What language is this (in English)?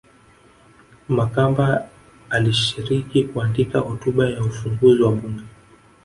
Swahili